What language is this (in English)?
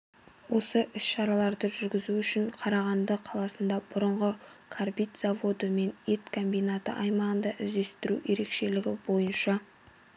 Kazakh